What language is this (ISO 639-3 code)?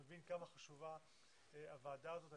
heb